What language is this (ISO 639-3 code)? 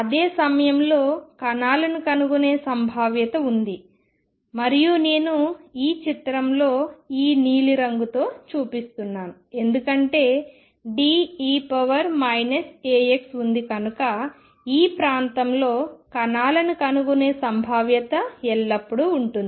tel